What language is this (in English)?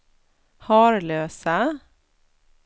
Swedish